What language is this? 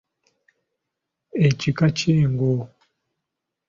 Ganda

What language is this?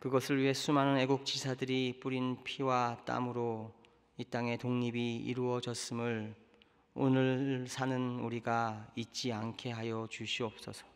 Korean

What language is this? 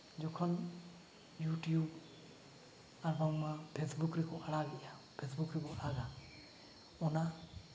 Santali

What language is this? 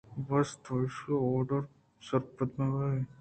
Eastern Balochi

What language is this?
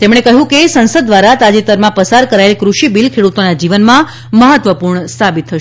Gujarati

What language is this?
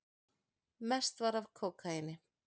Icelandic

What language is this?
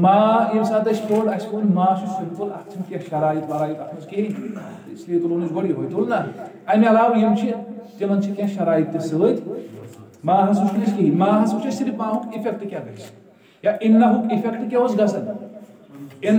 Turkish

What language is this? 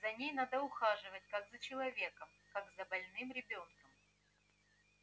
Russian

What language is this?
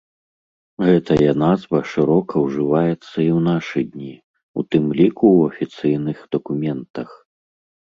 Belarusian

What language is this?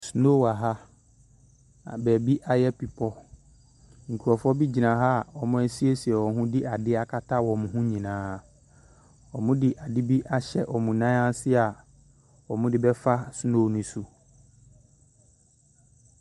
Akan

